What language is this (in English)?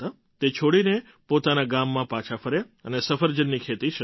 Gujarati